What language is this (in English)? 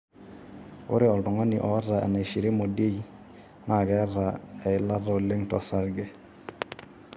Masai